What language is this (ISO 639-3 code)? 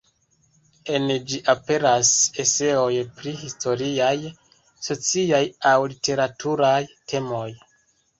epo